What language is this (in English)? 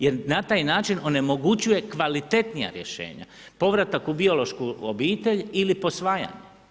Croatian